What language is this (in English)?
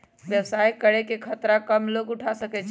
Magahi